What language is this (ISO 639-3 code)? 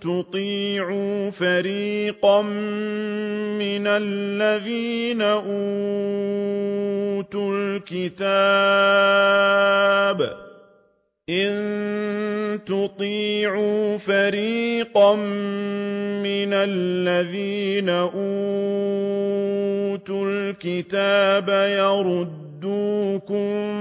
ara